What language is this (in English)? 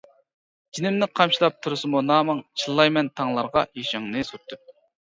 Uyghur